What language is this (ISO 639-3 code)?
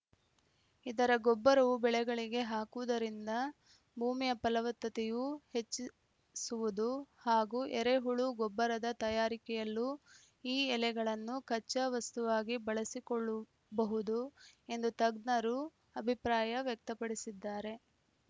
kan